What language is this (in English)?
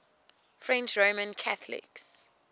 English